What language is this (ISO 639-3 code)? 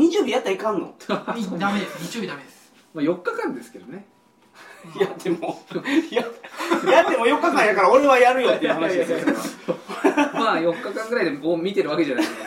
jpn